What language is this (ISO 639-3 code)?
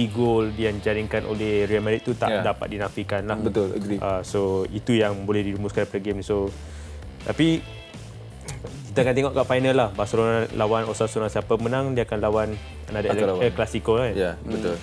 msa